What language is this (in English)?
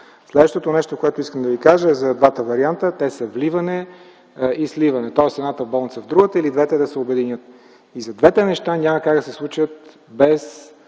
Bulgarian